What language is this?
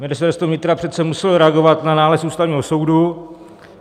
Czech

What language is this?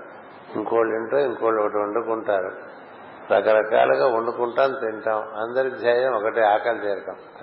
Telugu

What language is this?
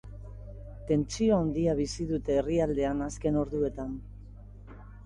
Basque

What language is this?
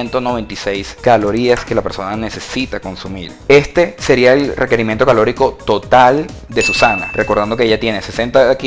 Spanish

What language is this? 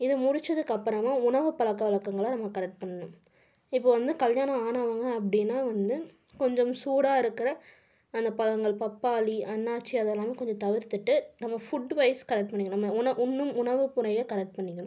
Tamil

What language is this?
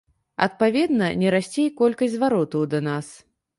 Belarusian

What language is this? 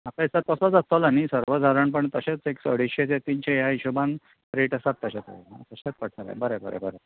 Konkani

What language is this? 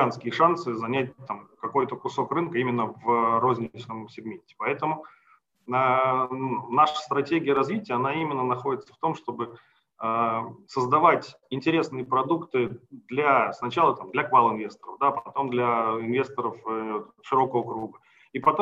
Russian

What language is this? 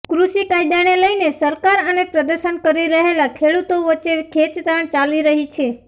Gujarati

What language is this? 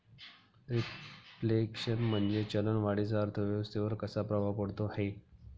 Marathi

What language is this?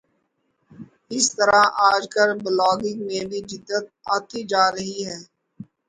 Urdu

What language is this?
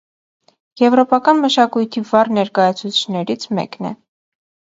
Armenian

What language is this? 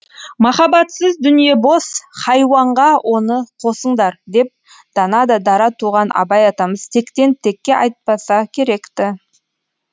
Kazakh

